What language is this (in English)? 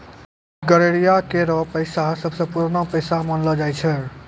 Maithili